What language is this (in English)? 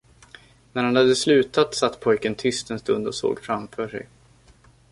Swedish